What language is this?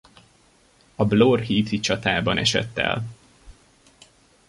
Hungarian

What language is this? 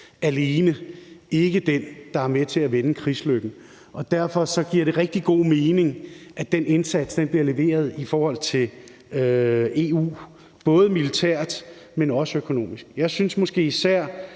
Danish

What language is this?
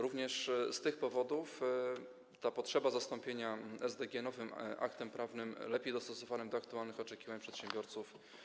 Polish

